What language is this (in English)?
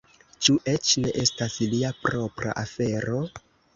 Esperanto